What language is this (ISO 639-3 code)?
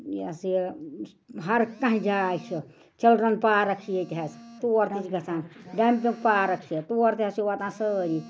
kas